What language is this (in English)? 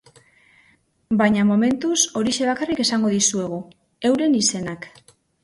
Basque